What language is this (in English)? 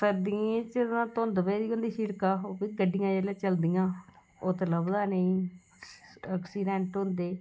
Dogri